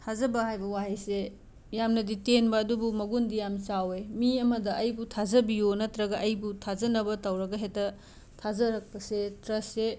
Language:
Manipuri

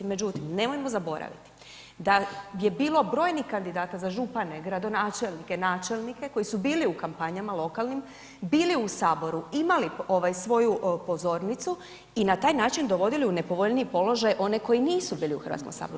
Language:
Croatian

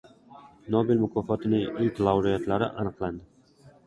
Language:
Uzbek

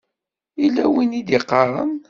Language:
Kabyle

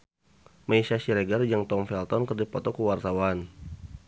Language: Sundanese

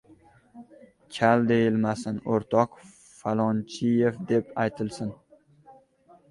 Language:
Uzbek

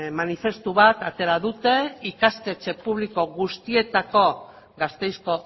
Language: Basque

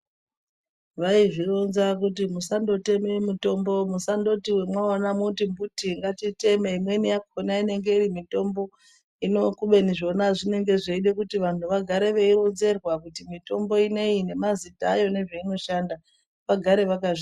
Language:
Ndau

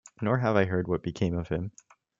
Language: English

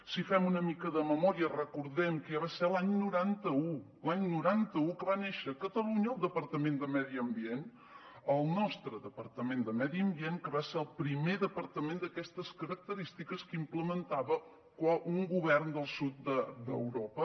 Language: Catalan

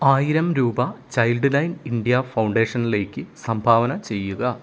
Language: Malayalam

